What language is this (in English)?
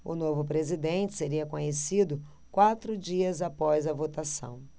Portuguese